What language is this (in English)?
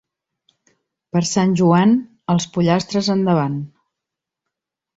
Catalan